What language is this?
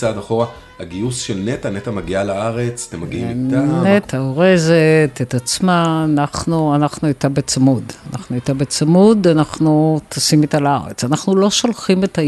Hebrew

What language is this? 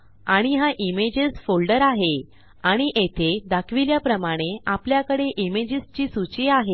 Marathi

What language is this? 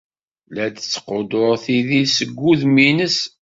Kabyle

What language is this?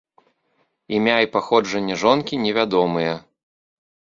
Belarusian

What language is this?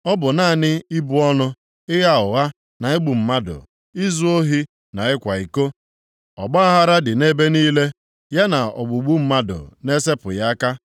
Igbo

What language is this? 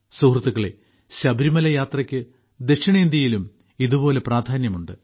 Malayalam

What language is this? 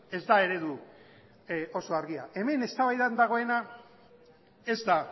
Basque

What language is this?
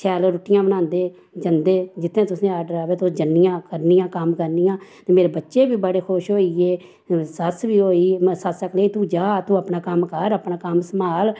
Dogri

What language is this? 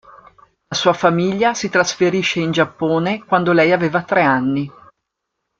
Italian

